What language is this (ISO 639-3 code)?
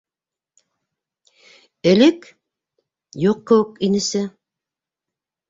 bak